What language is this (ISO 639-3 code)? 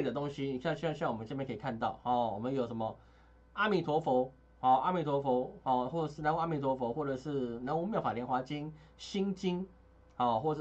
zho